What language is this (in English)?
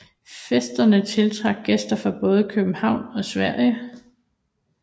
Danish